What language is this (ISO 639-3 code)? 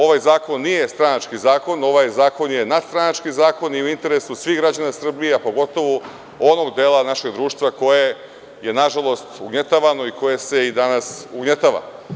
srp